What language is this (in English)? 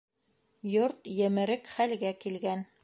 Bashkir